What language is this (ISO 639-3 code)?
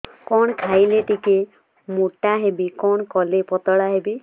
ori